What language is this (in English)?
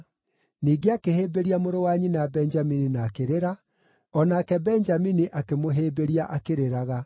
Kikuyu